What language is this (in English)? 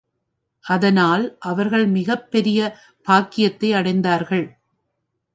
Tamil